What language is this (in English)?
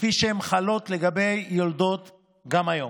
Hebrew